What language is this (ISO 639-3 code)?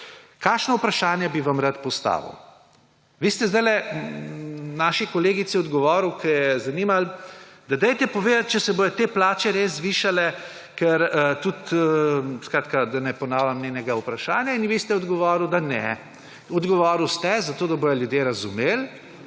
slv